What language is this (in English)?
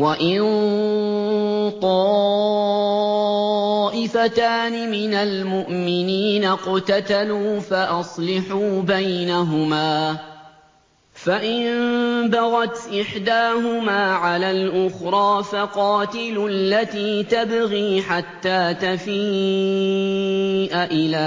Arabic